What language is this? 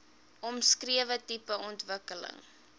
Afrikaans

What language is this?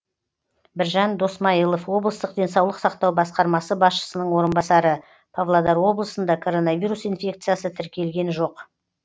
Kazakh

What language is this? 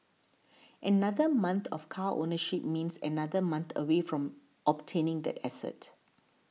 English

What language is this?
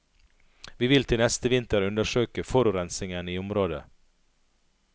Norwegian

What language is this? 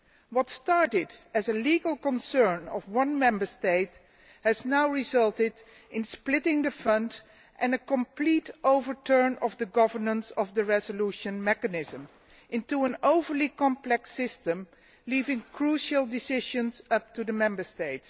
English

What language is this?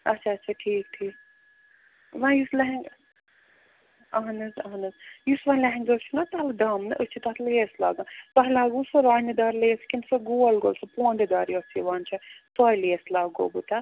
Kashmiri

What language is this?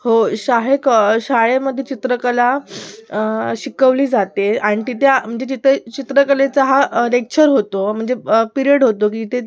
Marathi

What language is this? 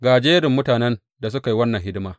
Hausa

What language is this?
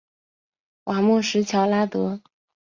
Chinese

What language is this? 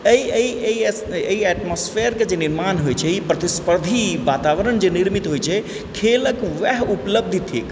Maithili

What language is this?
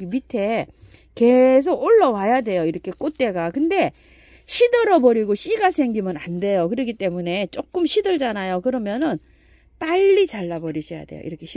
Korean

